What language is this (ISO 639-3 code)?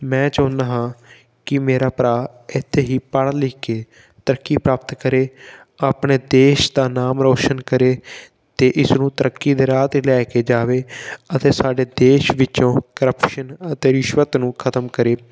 pan